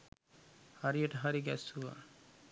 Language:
Sinhala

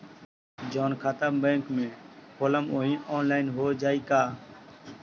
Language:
Bhojpuri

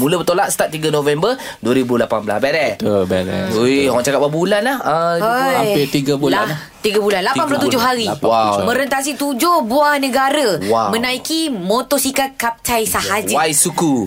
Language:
Malay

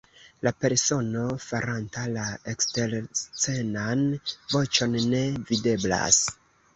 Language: Esperanto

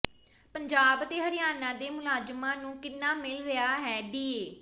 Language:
Punjabi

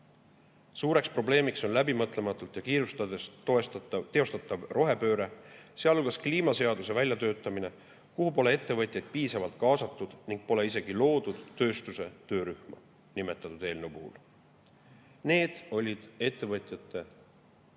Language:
Estonian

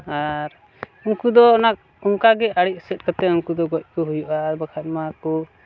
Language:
Santali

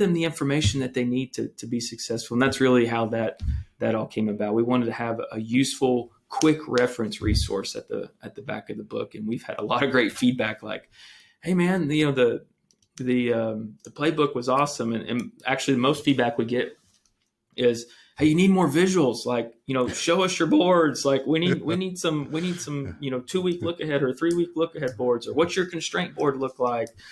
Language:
English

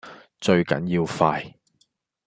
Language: Cantonese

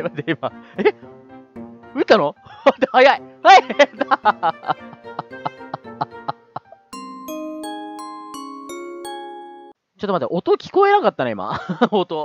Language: Japanese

